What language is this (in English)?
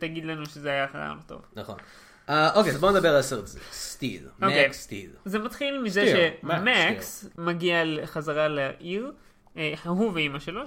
Hebrew